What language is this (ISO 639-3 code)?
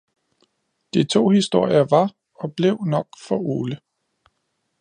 dan